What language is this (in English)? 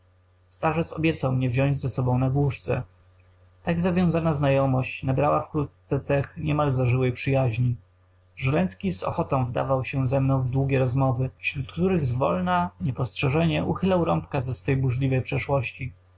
Polish